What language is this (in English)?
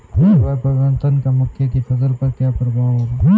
Hindi